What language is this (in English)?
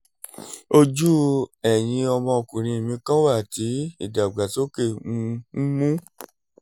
Yoruba